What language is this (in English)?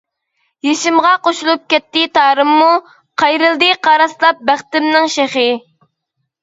Uyghur